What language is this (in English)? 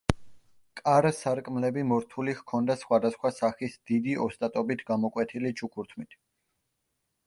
Georgian